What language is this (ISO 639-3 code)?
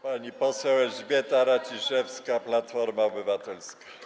pol